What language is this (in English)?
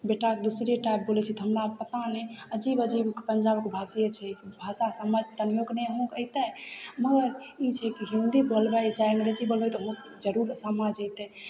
Maithili